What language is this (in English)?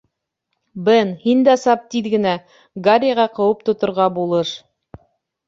Bashkir